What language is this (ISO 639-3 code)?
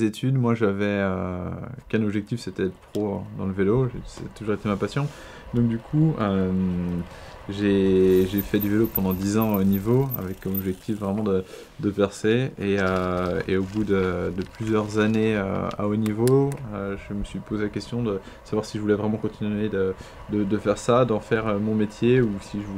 fra